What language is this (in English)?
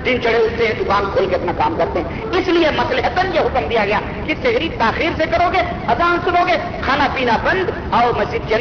Urdu